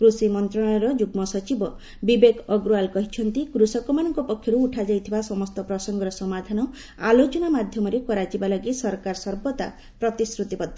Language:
Odia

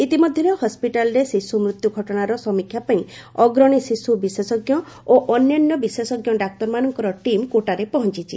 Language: Odia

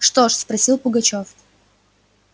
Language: Russian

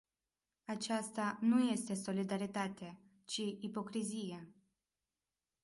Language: Romanian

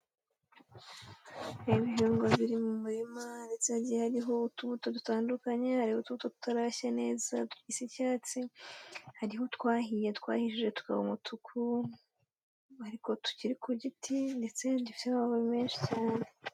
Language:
Kinyarwanda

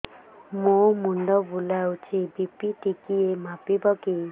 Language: Odia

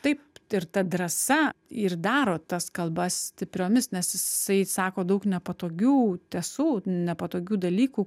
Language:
Lithuanian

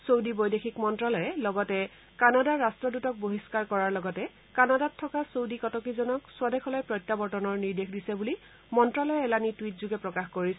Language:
Assamese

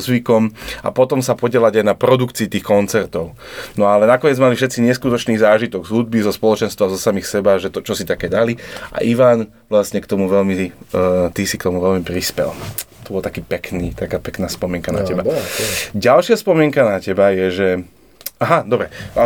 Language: Slovak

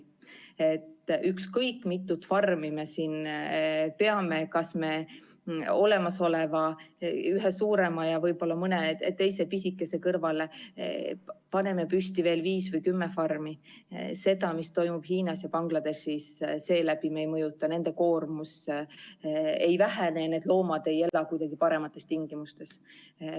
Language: Estonian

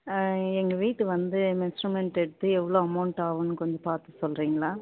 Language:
Tamil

